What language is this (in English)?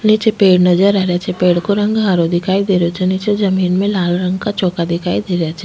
Rajasthani